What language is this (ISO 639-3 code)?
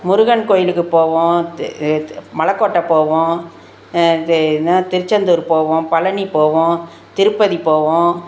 tam